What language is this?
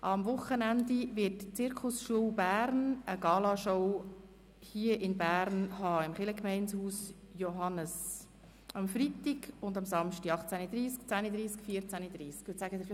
Swiss German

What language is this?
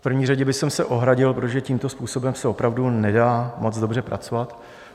Czech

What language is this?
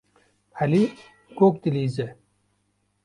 Kurdish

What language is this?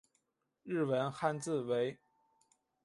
Chinese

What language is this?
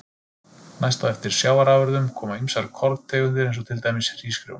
Icelandic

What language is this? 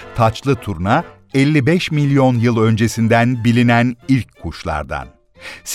Turkish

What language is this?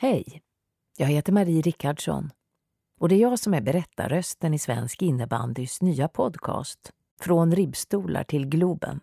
Swedish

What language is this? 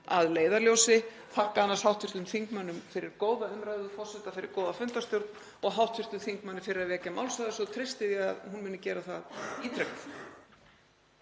Icelandic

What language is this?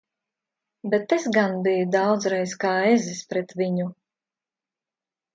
Latvian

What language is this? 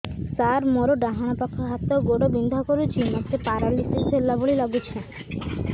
Odia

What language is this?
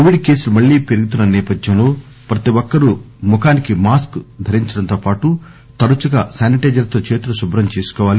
Telugu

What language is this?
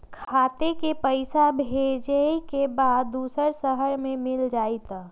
Magahi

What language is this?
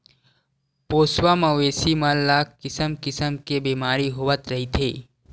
Chhattisgarhi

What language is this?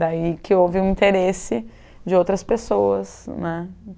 Portuguese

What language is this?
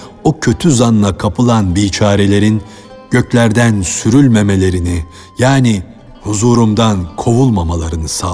Turkish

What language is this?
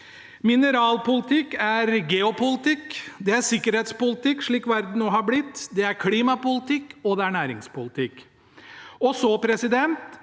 Norwegian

